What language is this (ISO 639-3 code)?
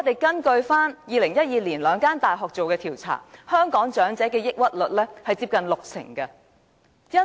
yue